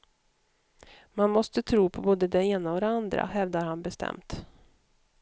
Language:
Swedish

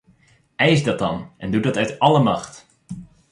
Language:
Dutch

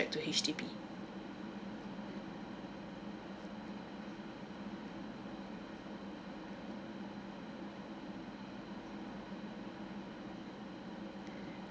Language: English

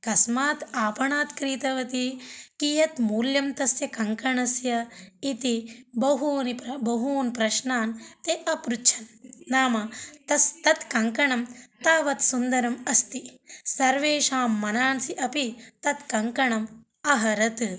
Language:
Sanskrit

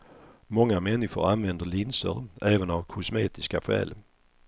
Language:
Swedish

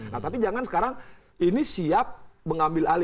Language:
Indonesian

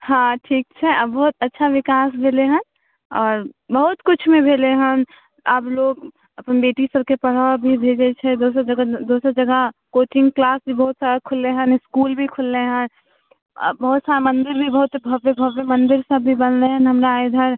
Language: Maithili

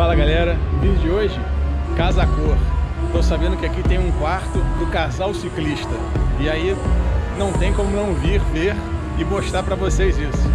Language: Portuguese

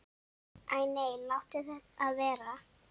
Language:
Icelandic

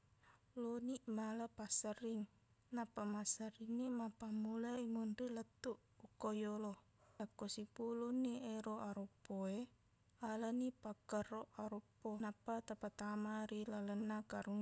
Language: Buginese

